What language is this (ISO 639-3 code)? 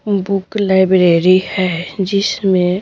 hin